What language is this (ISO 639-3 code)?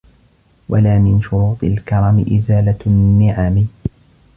ara